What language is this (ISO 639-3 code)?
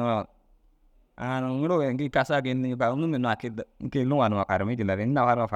dzg